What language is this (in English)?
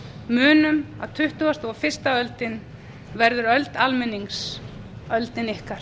Icelandic